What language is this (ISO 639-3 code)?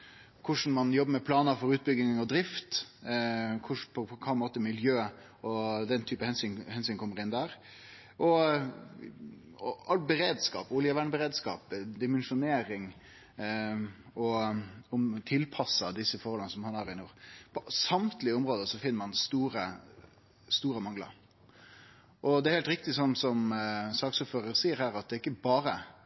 nno